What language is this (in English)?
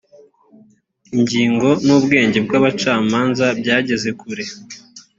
Kinyarwanda